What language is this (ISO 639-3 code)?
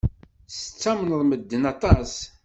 kab